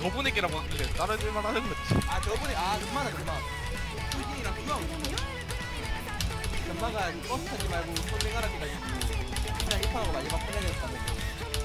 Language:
Korean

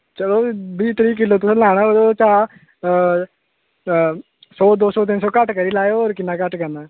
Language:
Dogri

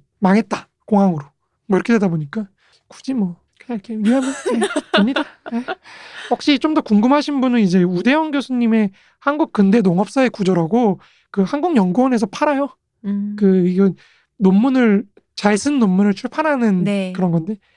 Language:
Korean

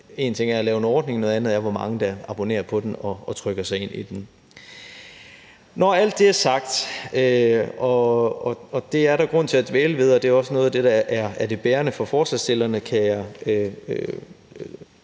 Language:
Danish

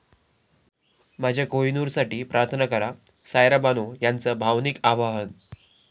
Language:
Marathi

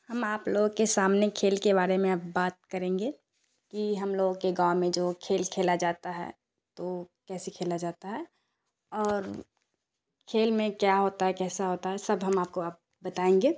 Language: Urdu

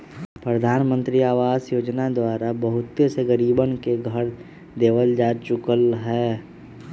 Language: Magahi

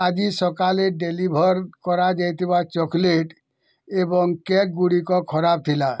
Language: Odia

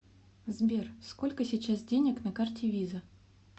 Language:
Russian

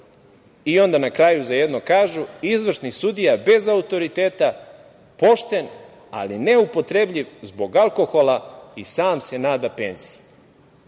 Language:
Serbian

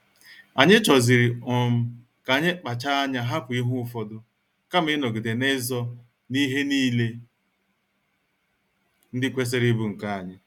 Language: Igbo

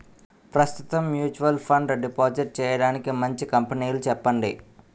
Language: Telugu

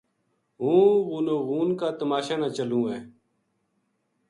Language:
Gujari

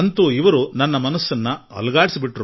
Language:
Kannada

